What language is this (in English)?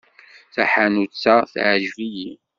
Kabyle